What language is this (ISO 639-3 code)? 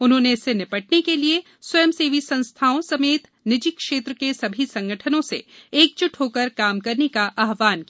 hin